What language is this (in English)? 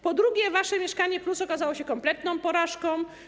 Polish